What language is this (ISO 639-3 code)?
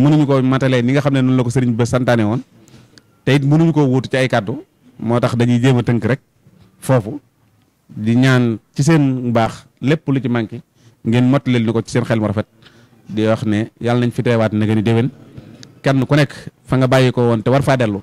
ind